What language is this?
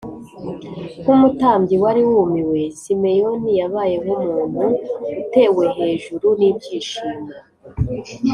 Kinyarwanda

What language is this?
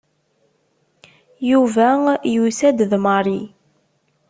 Kabyle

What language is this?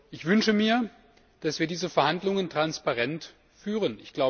German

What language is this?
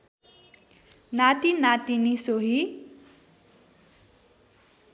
Nepali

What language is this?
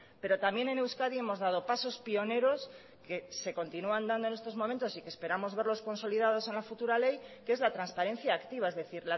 Spanish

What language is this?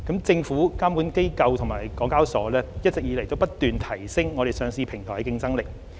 Cantonese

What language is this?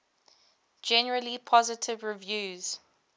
English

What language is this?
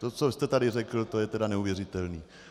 Czech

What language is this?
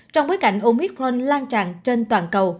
Vietnamese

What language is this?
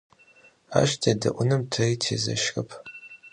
Adyghe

